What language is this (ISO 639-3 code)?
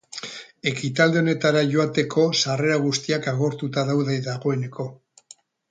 eus